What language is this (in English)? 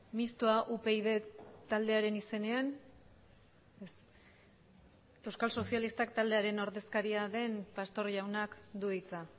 Basque